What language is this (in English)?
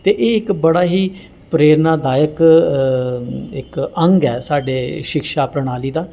Dogri